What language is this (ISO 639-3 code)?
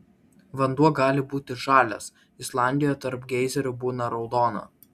lit